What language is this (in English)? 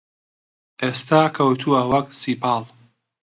Central Kurdish